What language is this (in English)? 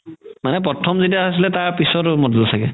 Assamese